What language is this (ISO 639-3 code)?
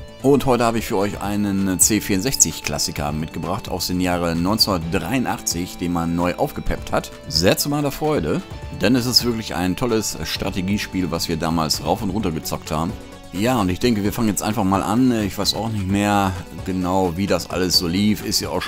deu